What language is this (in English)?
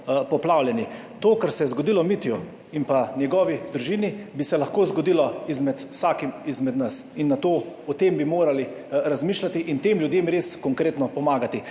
Slovenian